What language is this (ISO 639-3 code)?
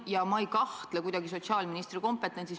est